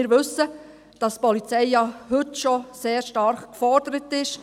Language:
Swiss German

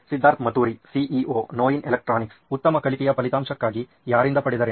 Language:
Kannada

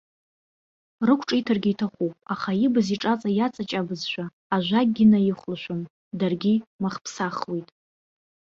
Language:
Abkhazian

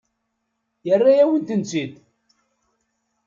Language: Kabyle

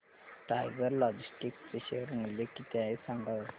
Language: Marathi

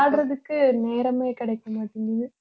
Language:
Tamil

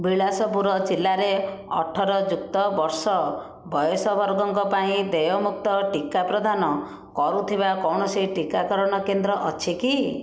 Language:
Odia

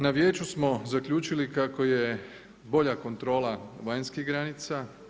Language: Croatian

